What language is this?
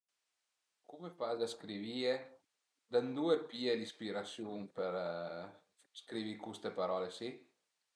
Piedmontese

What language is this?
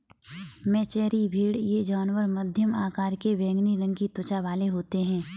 Hindi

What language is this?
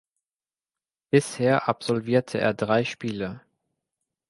German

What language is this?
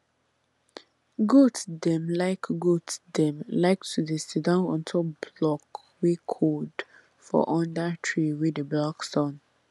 Nigerian Pidgin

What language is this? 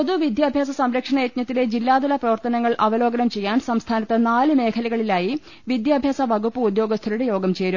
Malayalam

